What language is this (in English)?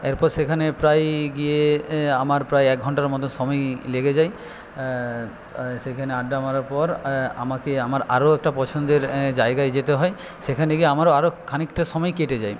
Bangla